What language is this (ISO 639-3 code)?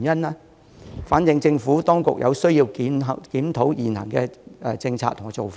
yue